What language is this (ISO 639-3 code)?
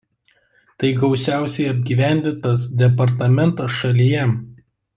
lit